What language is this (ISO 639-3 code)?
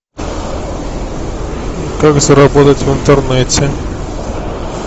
rus